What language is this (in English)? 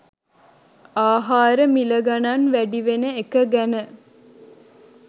Sinhala